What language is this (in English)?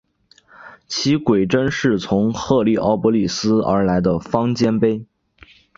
Chinese